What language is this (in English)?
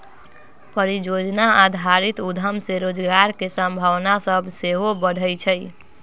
Magahi